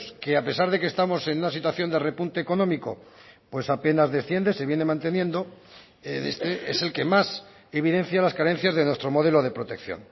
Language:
Spanish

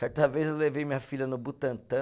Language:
Portuguese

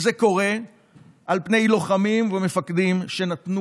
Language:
Hebrew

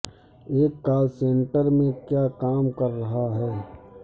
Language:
Urdu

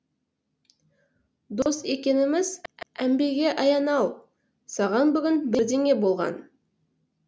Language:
Kazakh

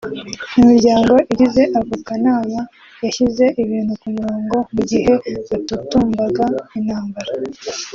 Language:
Kinyarwanda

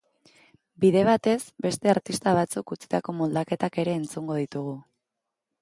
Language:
Basque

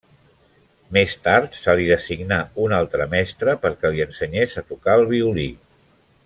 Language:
Catalan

